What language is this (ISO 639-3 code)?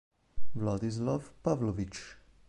ita